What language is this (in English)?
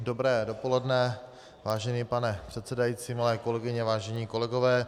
Czech